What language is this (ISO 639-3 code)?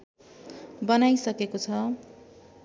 nep